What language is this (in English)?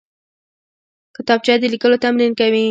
Pashto